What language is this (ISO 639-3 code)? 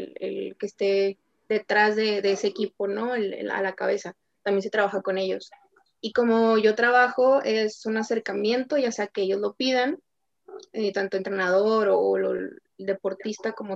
spa